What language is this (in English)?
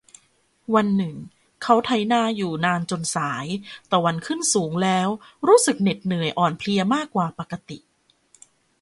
Thai